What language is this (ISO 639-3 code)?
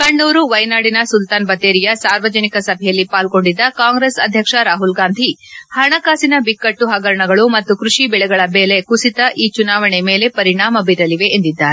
kan